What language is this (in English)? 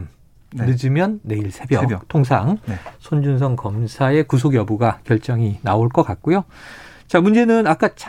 Korean